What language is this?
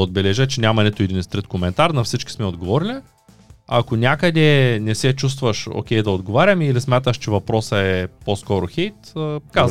Bulgarian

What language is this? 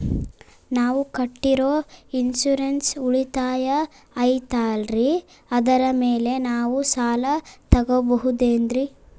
Kannada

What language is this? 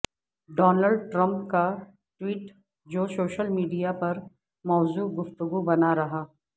Urdu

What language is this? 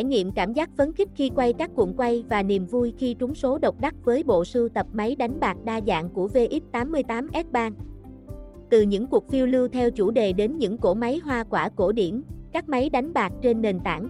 Vietnamese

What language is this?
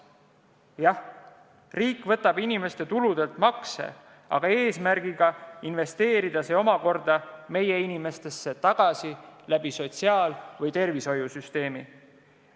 Estonian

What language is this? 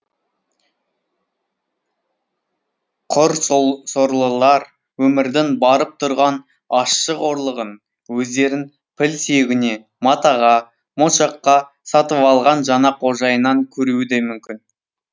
Kazakh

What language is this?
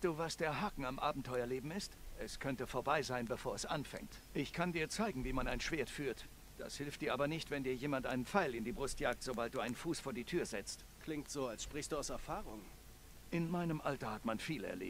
German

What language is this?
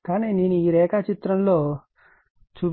Telugu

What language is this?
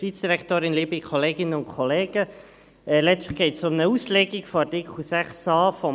Swiss German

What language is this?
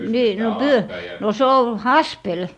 Finnish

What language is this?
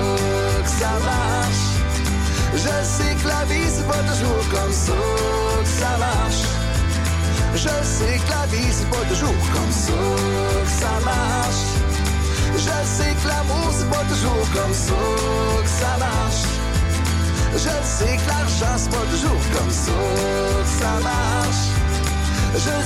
French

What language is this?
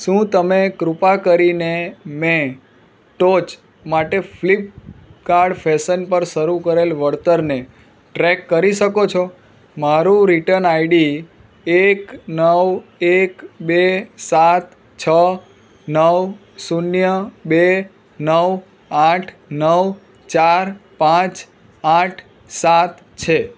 Gujarati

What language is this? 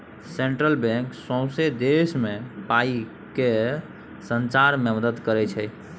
Maithili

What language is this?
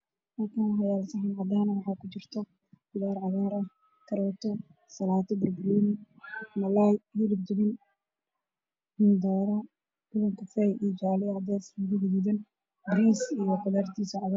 Somali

